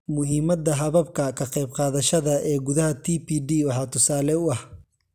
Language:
Somali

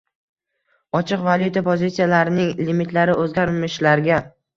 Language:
Uzbek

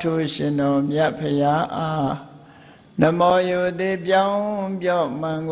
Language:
Vietnamese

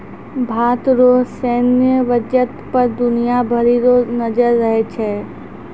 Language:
Maithili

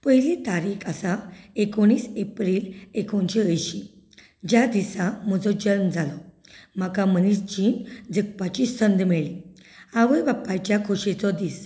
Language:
Konkani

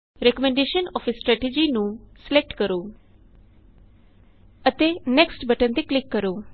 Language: Punjabi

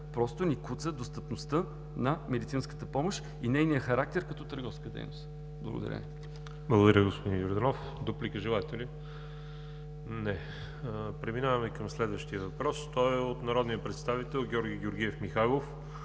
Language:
Bulgarian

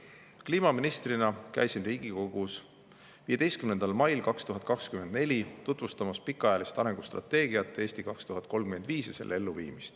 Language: Estonian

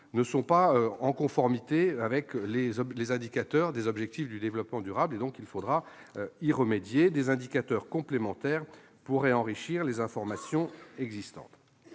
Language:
French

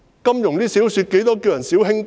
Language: Cantonese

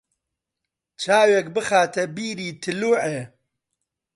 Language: Central Kurdish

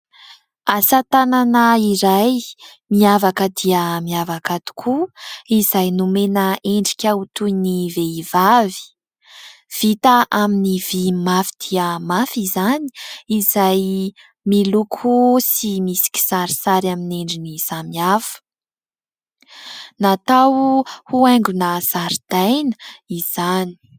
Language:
Malagasy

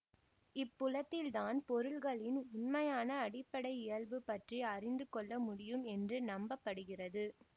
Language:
Tamil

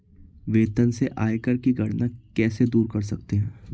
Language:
Hindi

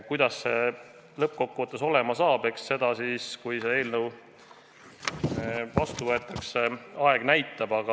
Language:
Estonian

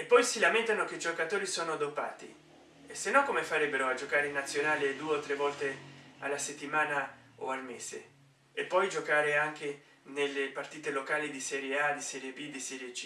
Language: Italian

